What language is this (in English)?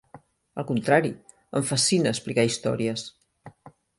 Catalan